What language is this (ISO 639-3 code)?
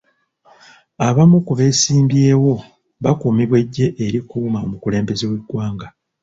lug